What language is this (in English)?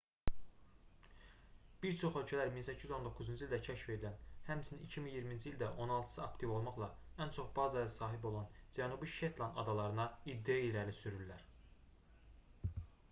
Azerbaijani